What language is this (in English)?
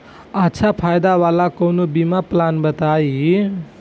Bhojpuri